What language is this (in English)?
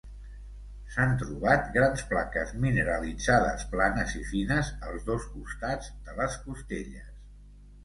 Catalan